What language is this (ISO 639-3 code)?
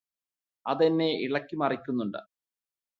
mal